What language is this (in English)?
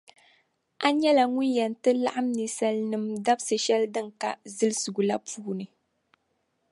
Dagbani